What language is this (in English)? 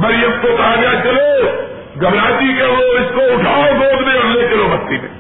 Urdu